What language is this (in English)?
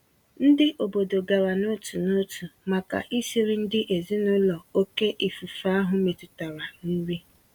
Igbo